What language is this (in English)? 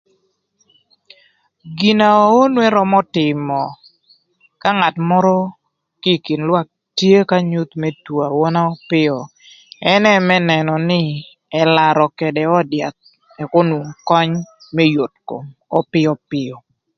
Thur